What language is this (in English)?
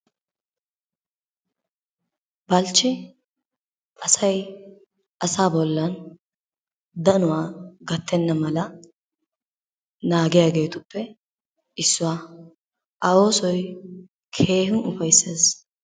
Wolaytta